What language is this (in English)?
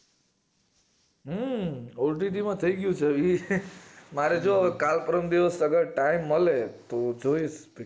Gujarati